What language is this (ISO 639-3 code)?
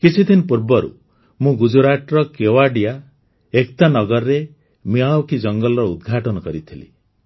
ori